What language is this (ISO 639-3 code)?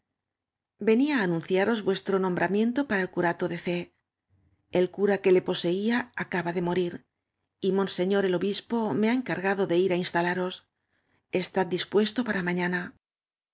spa